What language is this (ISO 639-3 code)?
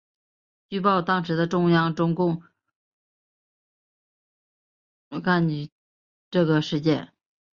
zho